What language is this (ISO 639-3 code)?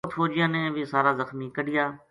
gju